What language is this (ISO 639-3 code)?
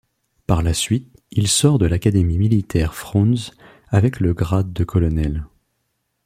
fra